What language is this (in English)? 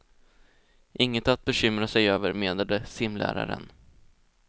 Swedish